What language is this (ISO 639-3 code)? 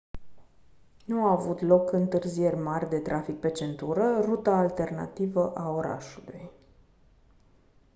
ron